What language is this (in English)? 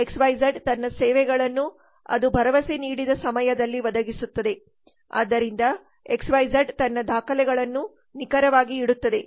Kannada